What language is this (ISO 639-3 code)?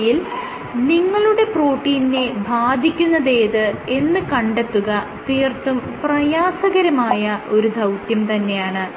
mal